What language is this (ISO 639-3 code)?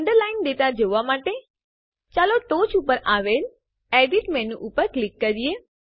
guj